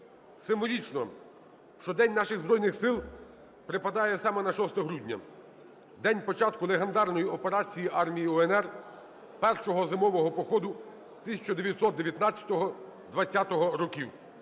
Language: Ukrainian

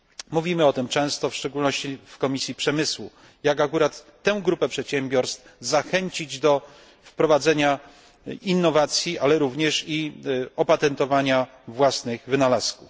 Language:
Polish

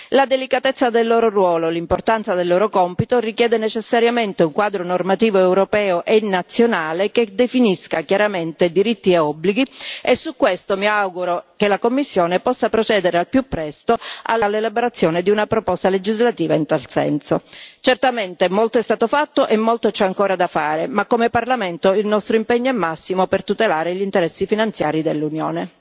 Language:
Italian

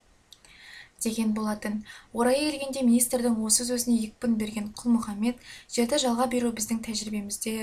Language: Kazakh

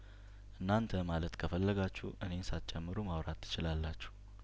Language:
Amharic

